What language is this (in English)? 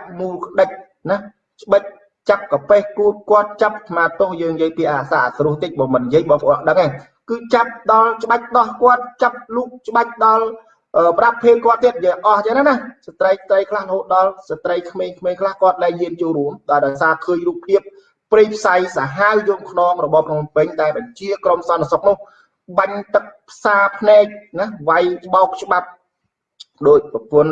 Vietnamese